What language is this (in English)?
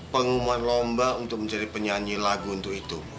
Indonesian